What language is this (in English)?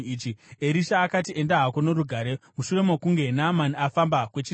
Shona